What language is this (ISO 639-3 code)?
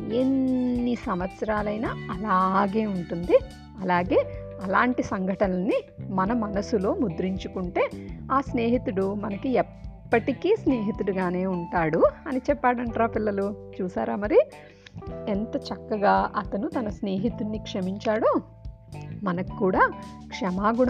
tel